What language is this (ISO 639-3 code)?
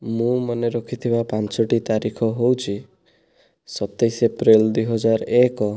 ori